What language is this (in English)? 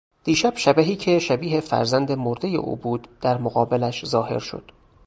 Persian